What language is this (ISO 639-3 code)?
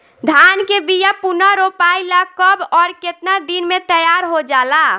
bho